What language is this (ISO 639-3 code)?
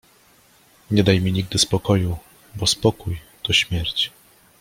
pol